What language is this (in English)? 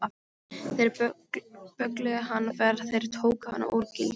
Icelandic